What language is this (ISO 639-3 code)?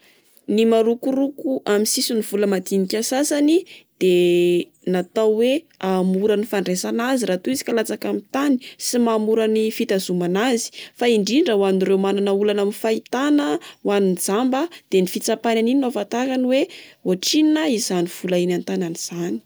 mlg